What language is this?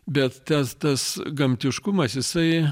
Lithuanian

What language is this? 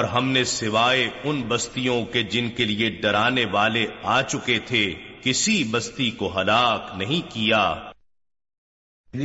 Urdu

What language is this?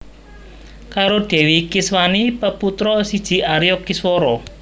Javanese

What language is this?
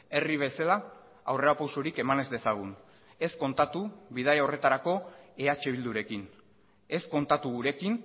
Basque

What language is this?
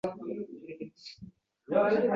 Uzbek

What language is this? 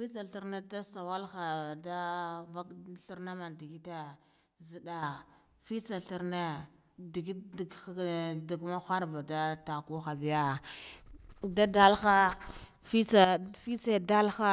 Guduf-Gava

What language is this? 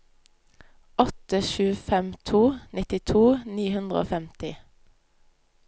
Norwegian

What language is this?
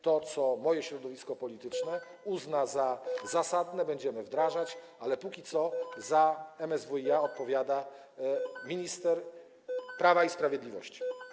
Polish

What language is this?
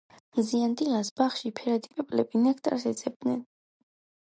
Georgian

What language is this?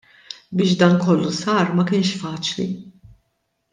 Maltese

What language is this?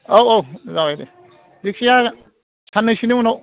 Bodo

